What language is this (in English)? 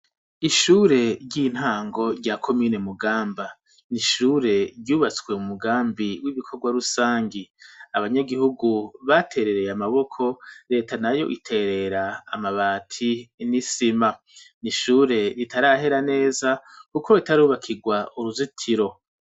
Rundi